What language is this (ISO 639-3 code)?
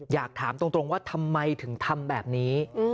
tha